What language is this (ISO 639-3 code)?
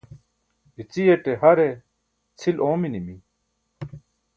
bsk